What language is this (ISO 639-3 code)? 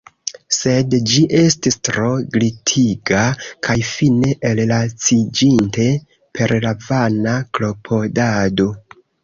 epo